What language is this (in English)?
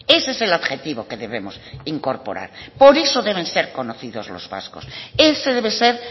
Spanish